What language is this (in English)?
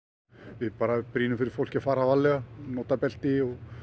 Icelandic